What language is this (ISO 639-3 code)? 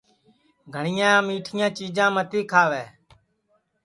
ssi